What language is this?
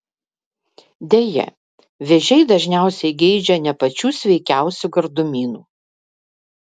Lithuanian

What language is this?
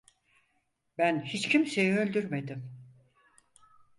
Turkish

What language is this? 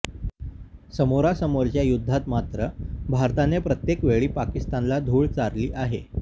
Marathi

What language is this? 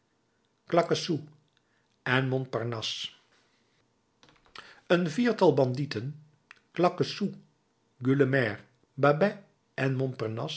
Dutch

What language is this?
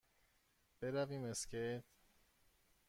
Persian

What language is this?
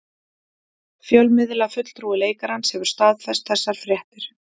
Icelandic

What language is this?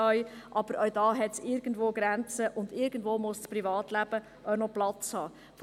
Swiss German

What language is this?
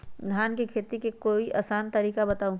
Magahi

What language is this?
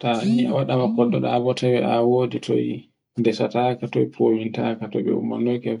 Borgu Fulfulde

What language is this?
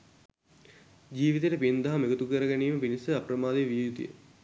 Sinhala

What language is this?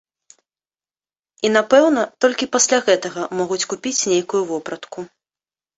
Belarusian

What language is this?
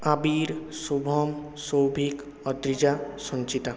Bangla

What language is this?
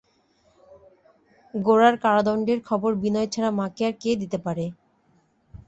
Bangla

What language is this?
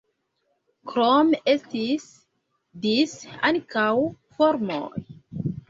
Esperanto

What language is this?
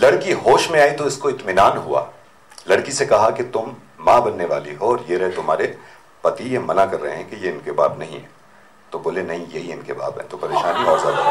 Hindi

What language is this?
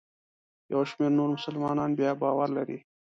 Pashto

